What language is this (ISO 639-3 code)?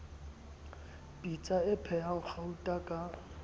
sot